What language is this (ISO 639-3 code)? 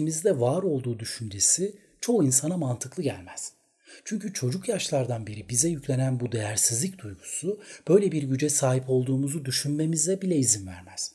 tur